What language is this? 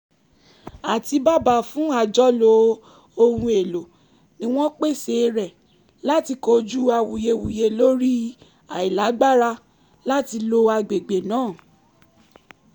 Yoruba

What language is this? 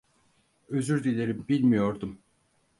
Turkish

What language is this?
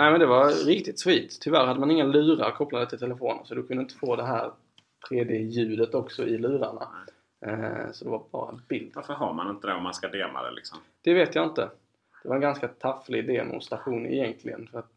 Swedish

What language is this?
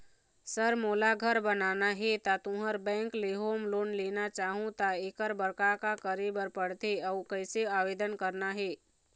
Chhattisgarhi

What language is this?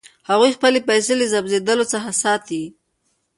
Pashto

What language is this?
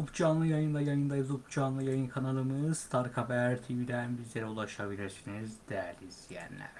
Turkish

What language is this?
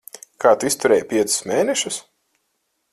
Latvian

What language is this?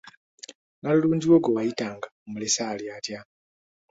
Ganda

